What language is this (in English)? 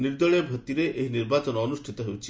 Odia